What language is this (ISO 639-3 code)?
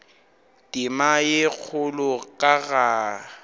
nso